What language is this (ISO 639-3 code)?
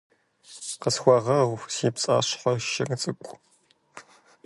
kbd